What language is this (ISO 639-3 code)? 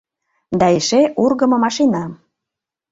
chm